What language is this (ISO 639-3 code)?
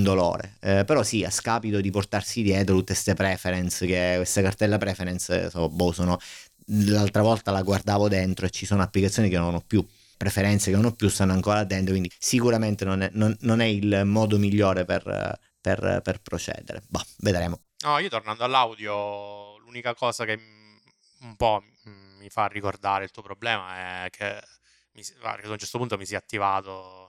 ita